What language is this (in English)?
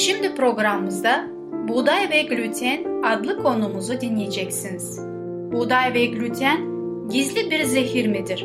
Turkish